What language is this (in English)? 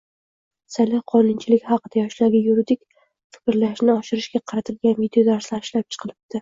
Uzbek